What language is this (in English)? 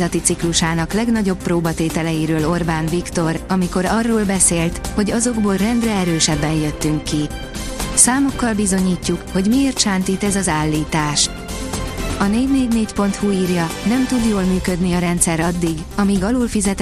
Hungarian